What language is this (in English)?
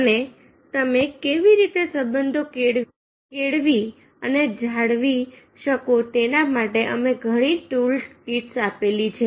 Gujarati